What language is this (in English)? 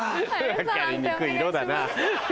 Japanese